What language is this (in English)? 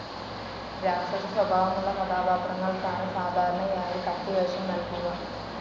Malayalam